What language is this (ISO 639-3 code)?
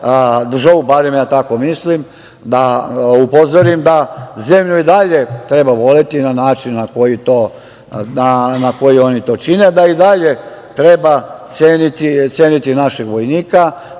srp